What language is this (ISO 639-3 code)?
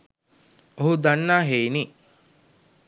sin